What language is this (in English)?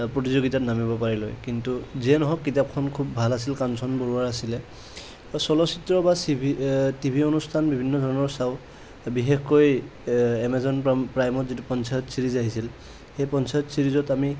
Assamese